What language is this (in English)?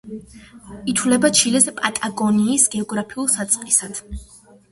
Georgian